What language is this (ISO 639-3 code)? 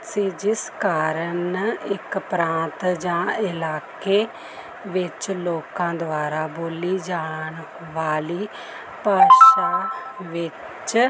pan